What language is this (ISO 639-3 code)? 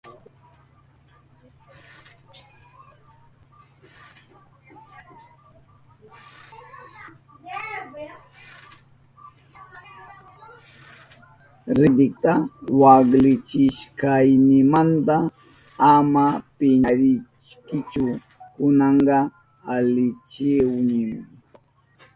qup